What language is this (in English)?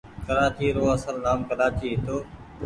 Goaria